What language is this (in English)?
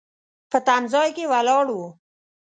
Pashto